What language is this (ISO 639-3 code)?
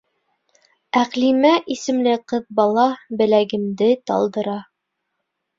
bak